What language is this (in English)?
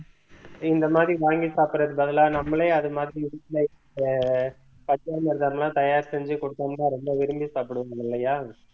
Tamil